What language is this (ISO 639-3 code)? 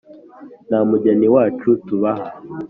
kin